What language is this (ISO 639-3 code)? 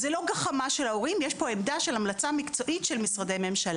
heb